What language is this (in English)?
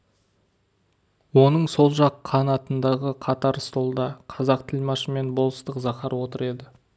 Kazakh